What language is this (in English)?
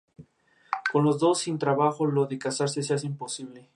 Spanish